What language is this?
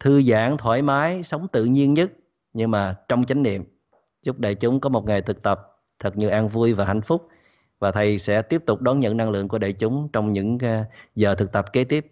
Vietnamese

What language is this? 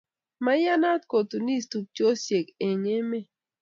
Kalenjin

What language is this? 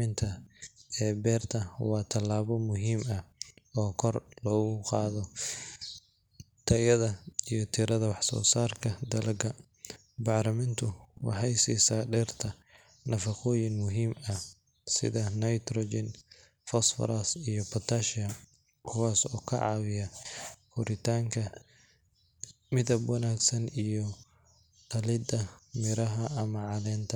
Somali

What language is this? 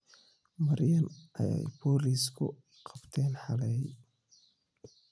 Somali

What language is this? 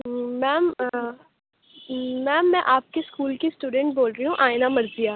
Urdu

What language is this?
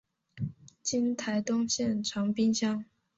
Chinese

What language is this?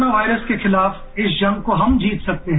Hindi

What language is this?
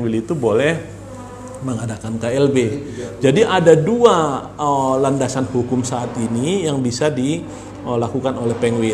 Indonesian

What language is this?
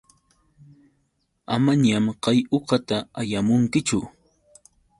Yauyos Quechua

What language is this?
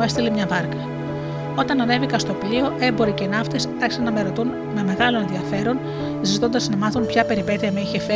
Greek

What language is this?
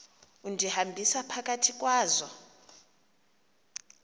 Xhosa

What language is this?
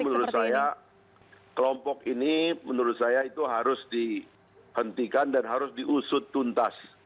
Indonesian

